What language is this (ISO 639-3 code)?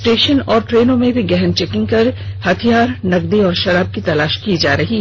hin